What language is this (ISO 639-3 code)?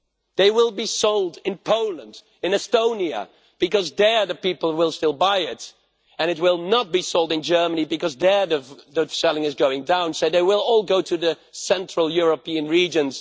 eng